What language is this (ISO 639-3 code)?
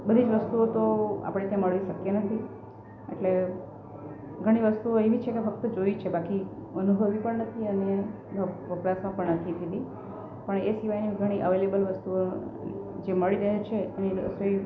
guj